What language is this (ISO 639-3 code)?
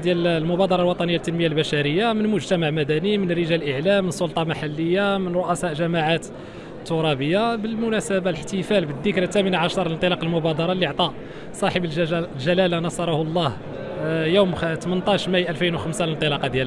ara